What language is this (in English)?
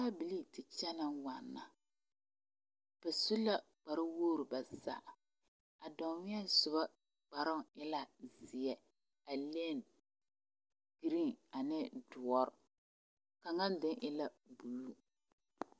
Southern Dagaare